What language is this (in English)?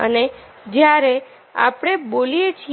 Gujarati